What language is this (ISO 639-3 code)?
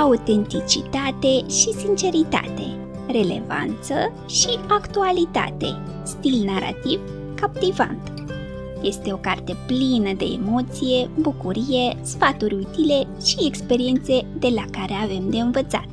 ron